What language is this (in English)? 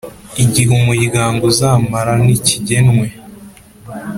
Kinyarwanda